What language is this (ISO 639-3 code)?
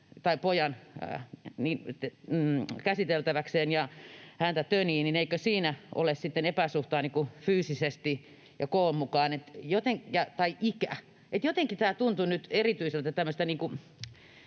fin